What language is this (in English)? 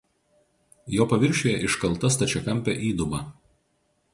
Lithuanian